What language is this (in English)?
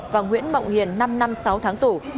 Vietnamese